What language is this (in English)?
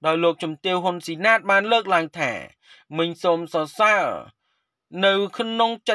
Thai